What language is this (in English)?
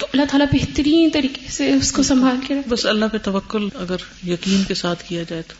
Urdu